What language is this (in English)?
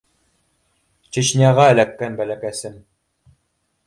Bashkir